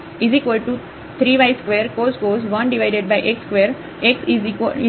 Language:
Gujarati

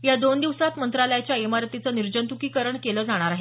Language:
Marathi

